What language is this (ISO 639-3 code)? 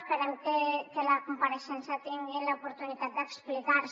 cat